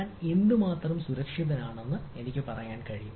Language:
Malayalam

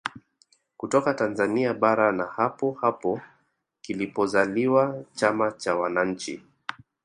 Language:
Swahili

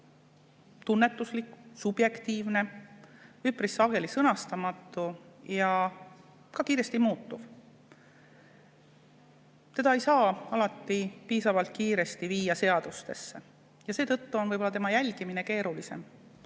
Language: Estonian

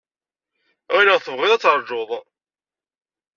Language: Kabyle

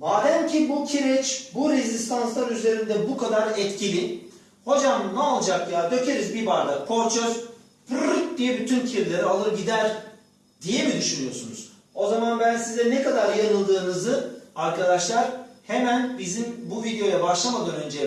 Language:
Turkish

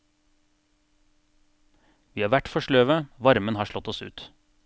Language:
Norwegian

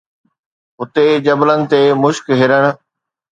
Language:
Sindhi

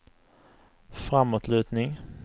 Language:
Swedish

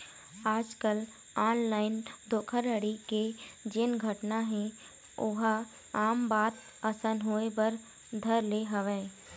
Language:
Chhattisgarhi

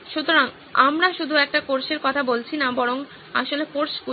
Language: Bangla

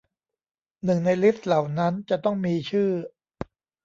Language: Thai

